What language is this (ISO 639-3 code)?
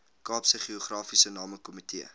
afr